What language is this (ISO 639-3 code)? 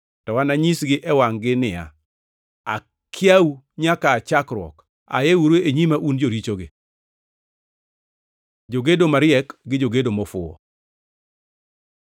luo